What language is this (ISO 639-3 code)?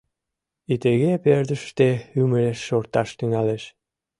chm